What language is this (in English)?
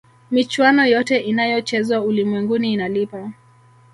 Swahili